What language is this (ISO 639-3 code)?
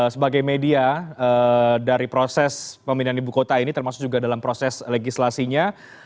ind